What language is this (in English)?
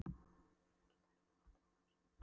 Icelandic